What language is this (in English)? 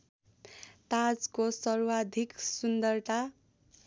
Nepali